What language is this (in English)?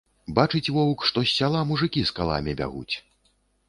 Belarusian